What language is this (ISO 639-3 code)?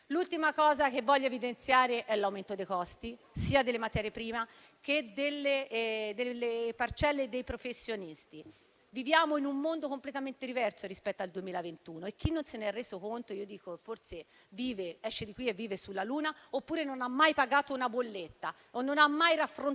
ita